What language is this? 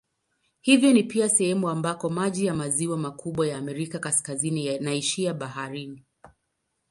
Swahili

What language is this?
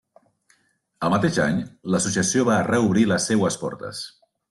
Catalan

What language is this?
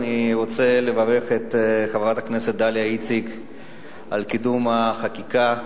Hebrew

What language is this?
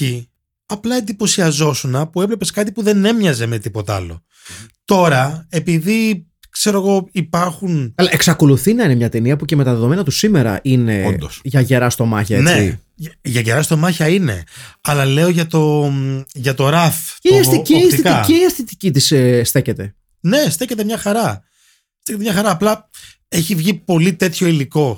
Greek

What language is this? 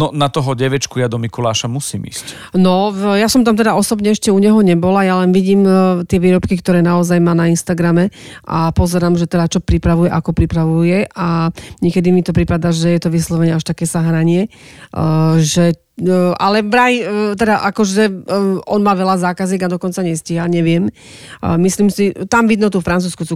Slovak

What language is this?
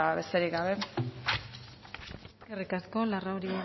Basque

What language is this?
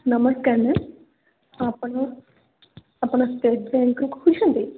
Odia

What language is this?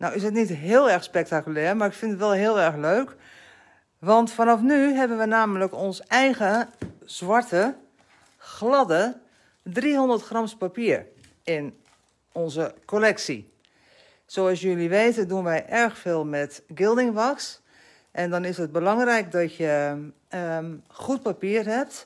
Dutch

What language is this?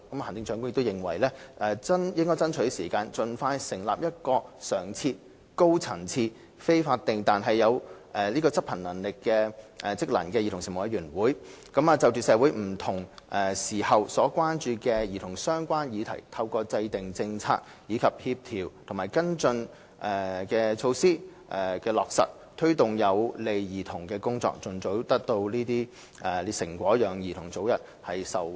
Cantonese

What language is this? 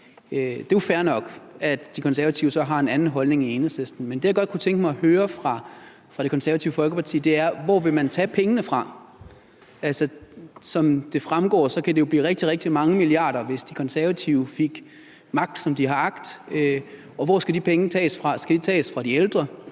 Danish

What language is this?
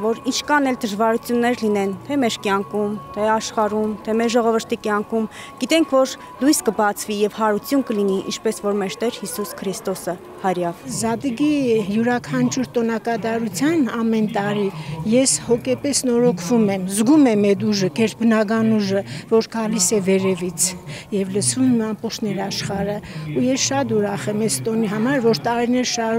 Romanian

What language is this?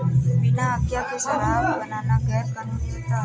Hindi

